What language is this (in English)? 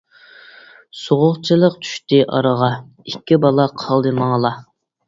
Uyghur